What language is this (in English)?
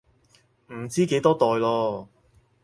Cantonese